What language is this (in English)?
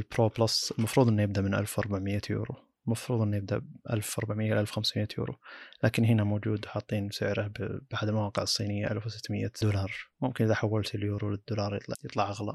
Arabic